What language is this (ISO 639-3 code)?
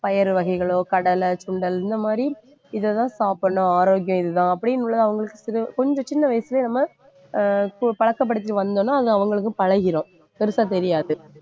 tam